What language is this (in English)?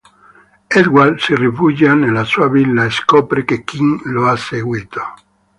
Italian